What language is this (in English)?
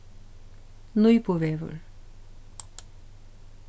Faroese